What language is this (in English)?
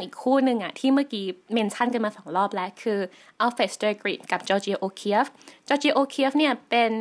Thai